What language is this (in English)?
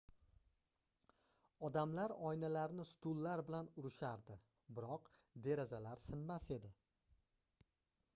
Uzbek